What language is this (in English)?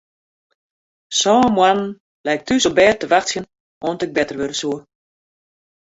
Western Frisian